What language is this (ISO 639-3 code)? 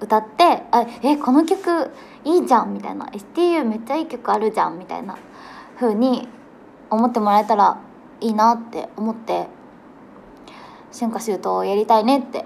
jpn